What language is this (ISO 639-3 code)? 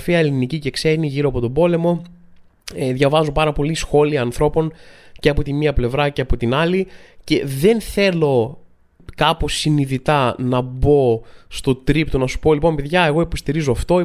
ell